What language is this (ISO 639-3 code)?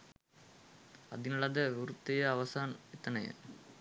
sin